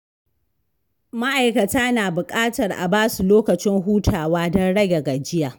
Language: Hausa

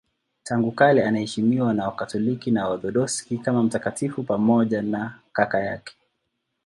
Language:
Swahili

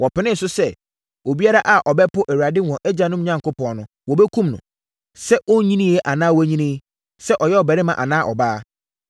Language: Akan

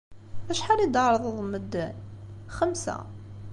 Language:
Kabyle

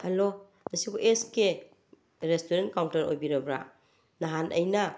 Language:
Manipuri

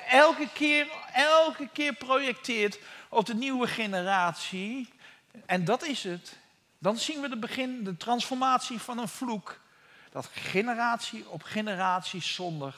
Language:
Dutch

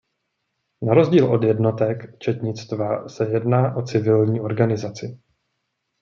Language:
Czech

